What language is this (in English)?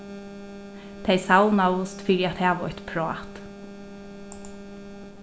Faroese